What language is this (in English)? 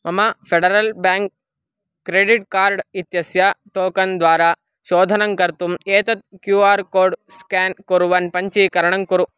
Sanskrit